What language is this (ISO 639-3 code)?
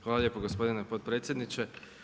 hrv